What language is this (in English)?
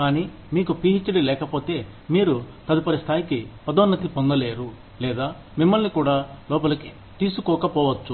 Telugu